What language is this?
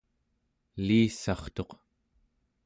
Central Yupik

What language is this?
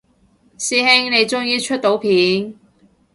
Cantonese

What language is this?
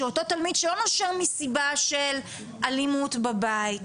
Hebrew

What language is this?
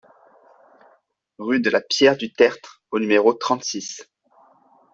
French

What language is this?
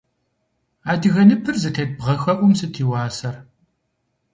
Kabardian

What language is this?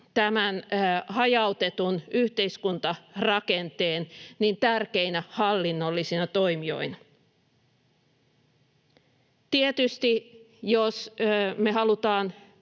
Finnish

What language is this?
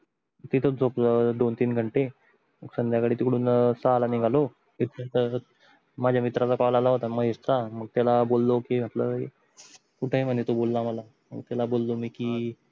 Marathi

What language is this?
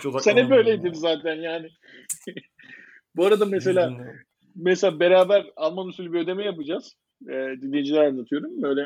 Turkish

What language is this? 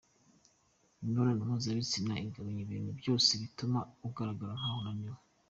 Kinyarwanda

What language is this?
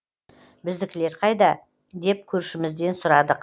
Kazakh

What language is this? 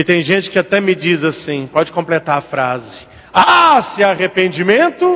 Portuguese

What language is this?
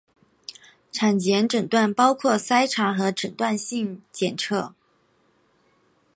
Chinese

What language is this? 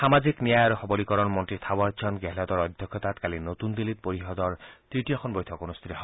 Assamese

